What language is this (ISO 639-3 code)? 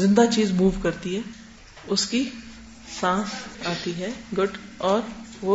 urd